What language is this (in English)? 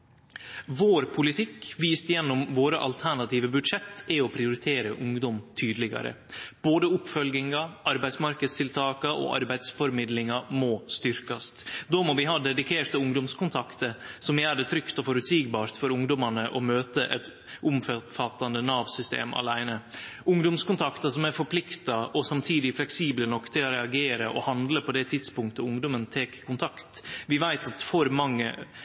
Norwegian Nynorsk